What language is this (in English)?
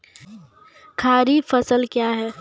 Maithili